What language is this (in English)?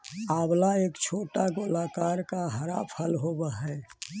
Magahi